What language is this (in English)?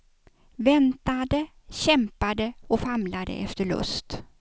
Swedish